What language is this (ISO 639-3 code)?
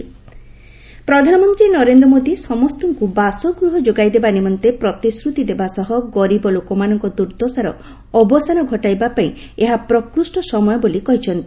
ori